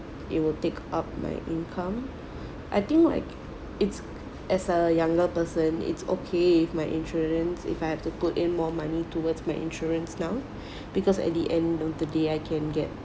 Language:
English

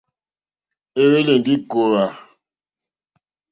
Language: Mokpwe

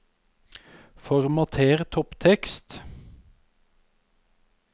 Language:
Norwegian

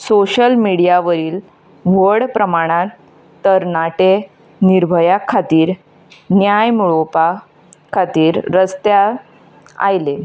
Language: Konkani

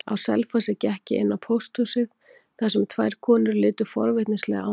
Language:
Icelandic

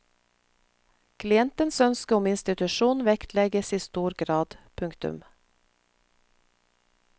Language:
Norwegian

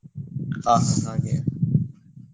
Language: Kannada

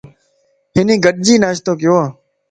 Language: Lasi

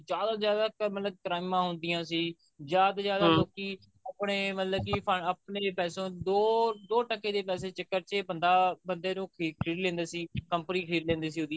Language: Punjabi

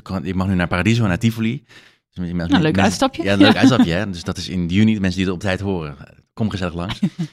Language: Dutch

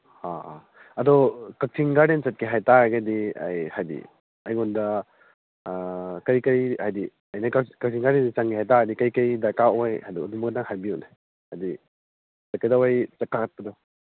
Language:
Manipuri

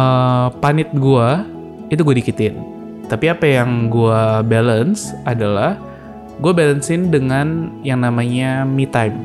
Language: Indonesian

